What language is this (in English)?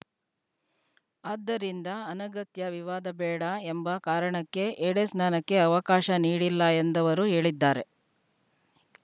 Kannada